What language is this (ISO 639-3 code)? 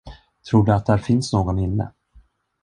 swe